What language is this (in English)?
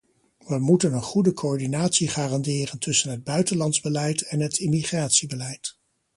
Dutch